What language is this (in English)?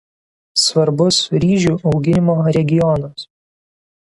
Lithuanian